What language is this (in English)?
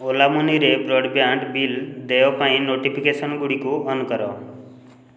Odia